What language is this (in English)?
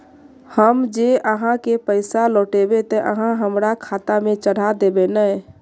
Magahi